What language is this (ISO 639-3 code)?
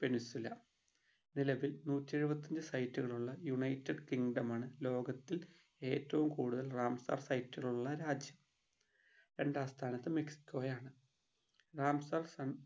mal